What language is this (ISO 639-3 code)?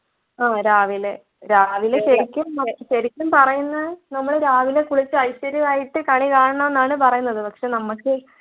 mal